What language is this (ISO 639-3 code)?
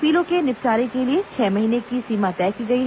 hin